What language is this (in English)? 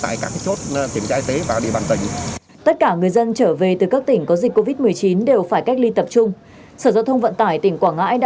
Vietnamese